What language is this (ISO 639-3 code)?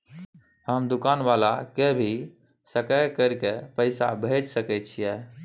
mai